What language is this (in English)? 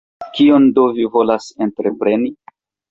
Esperanto